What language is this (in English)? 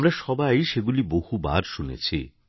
Bangla